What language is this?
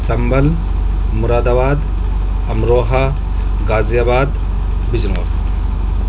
Urdu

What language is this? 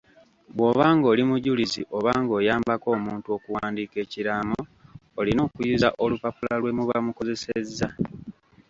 Ganda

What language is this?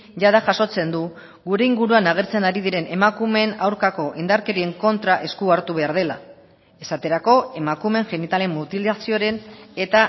Basque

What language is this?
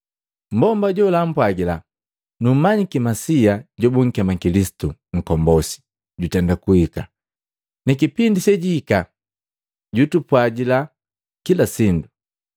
Matengo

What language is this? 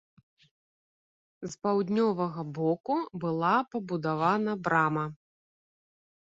Belarusian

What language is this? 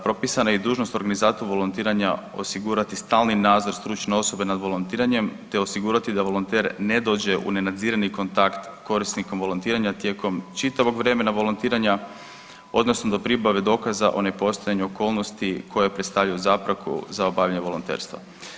Croatian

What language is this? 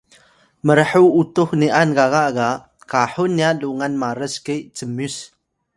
Atayal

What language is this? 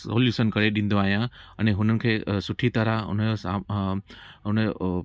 Sindhi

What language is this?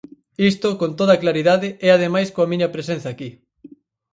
Galician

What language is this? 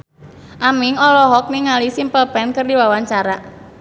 Sundanese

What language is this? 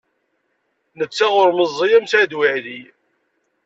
Kabyle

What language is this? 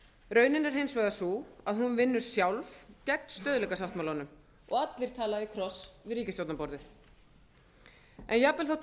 Icelandic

